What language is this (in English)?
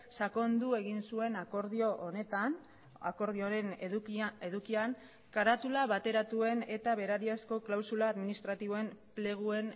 Basque